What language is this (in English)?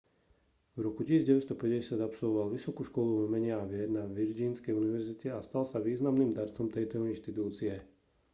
Slovak